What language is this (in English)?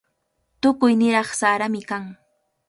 Cajatambo North Lima Quechua